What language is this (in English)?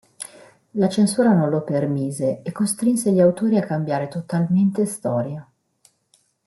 Italian